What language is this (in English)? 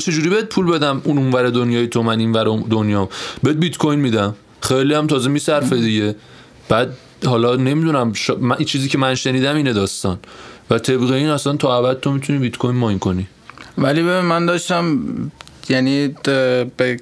Persian